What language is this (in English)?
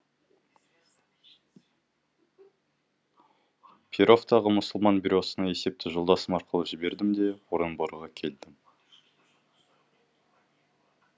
Kazakh